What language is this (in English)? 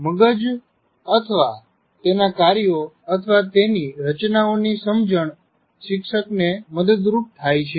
Gujarati